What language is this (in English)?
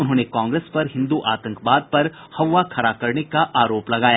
Hindi